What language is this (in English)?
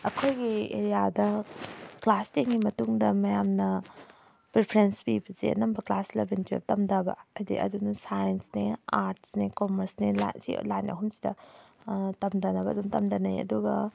Manipuri